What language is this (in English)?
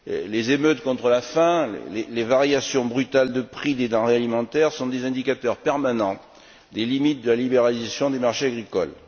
French